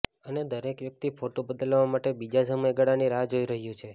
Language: Gujarati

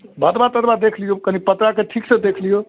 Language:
Maithili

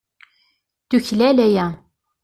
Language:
Kabyle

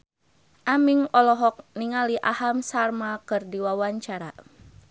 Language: Sundanese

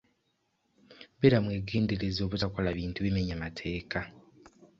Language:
Ganda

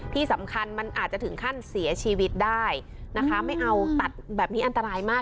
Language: Thai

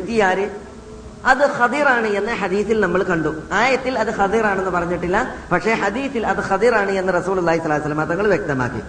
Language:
Malayalam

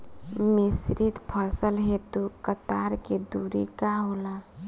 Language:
Bhojpuri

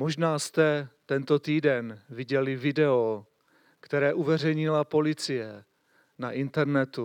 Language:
Czech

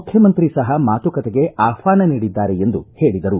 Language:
Kannada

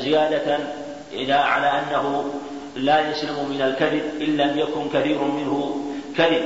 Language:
Arabic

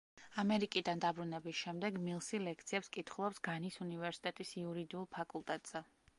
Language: Georgian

